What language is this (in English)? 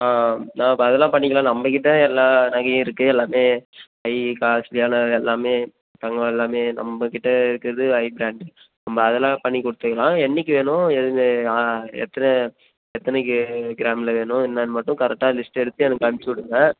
Tamil